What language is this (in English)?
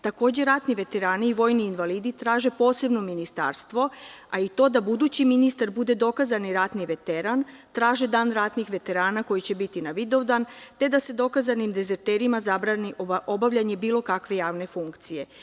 Serbian